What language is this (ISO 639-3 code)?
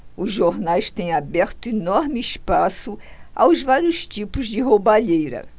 por